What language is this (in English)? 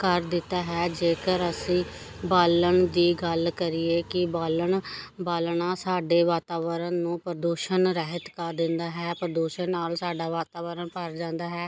Punjabi